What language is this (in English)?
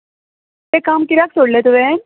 Konkani